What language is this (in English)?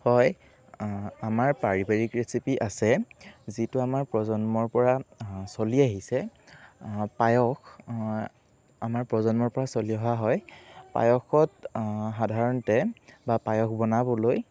Assamese